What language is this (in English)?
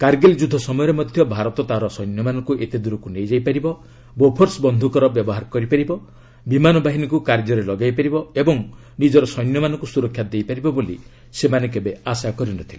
Odia